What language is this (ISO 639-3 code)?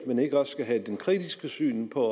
dan